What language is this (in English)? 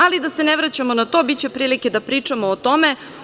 Serbian